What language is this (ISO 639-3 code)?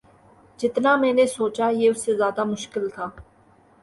urd